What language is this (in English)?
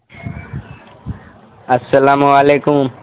Urdu